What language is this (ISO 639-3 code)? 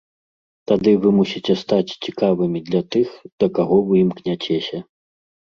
bel